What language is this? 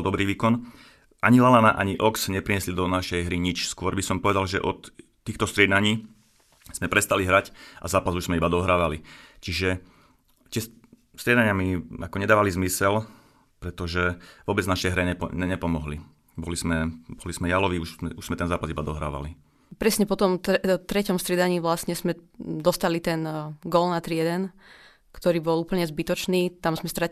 Slovak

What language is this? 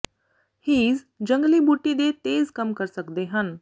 Punjabi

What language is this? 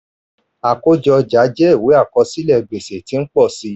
Yoruba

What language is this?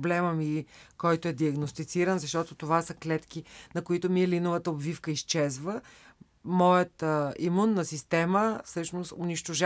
Bulgarian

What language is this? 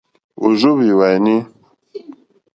Mokpwe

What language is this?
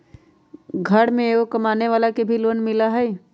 Magahi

